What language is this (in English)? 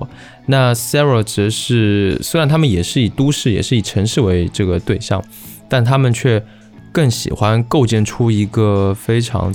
Chinese